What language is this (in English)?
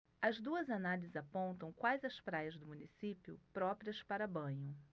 Portuguese